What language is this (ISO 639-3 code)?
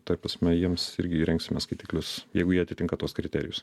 lit